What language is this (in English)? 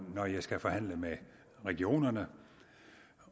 Danish